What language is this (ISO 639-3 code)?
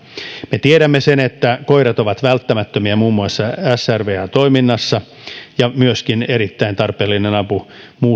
fin